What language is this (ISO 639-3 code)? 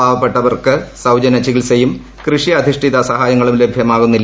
mal